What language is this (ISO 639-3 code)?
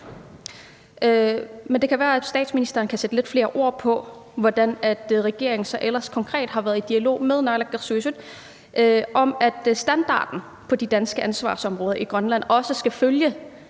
dan